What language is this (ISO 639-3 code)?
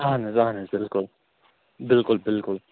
kas